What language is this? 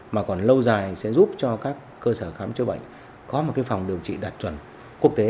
Vietnamese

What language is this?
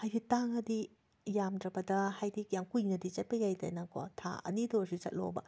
Manipuri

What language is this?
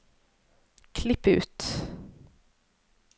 Norwegian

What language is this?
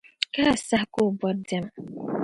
Dagbani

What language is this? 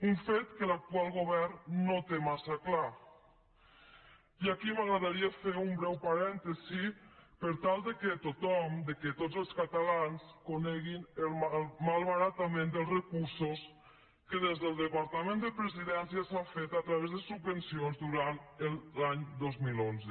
Catalan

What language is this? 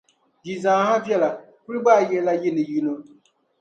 Dagbani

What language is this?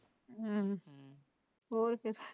Punjabi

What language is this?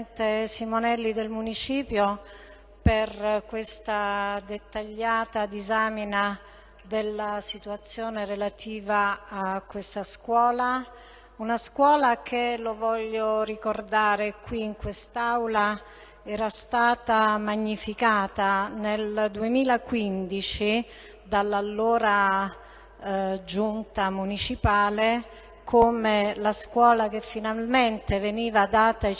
Italian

